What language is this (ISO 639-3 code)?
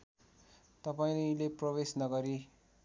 nep